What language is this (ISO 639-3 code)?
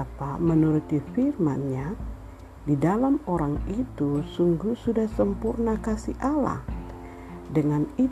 ind